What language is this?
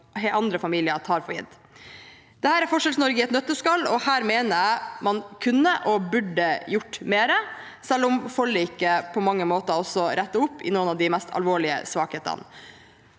Norwegian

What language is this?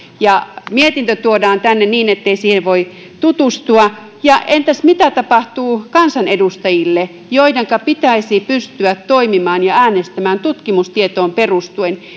Finnish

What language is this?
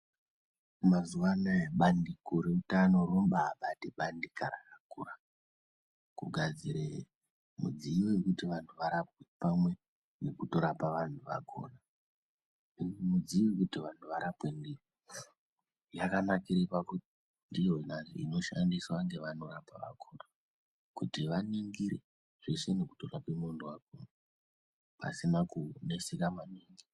Ndau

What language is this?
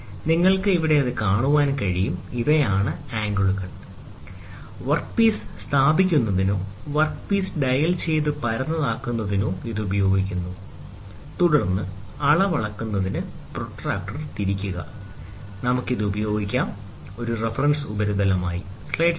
Malayalam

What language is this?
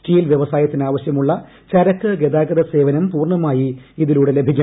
Malayalam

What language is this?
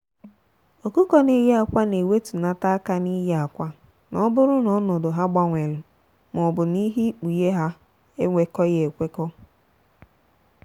Igbo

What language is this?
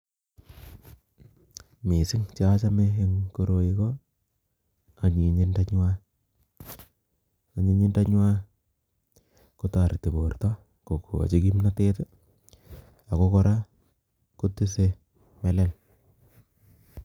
Kalenjin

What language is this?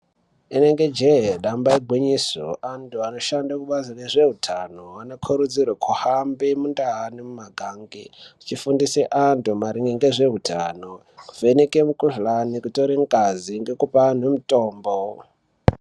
Ndau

